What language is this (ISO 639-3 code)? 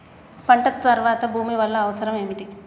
tel